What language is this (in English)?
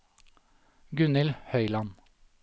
Norwegian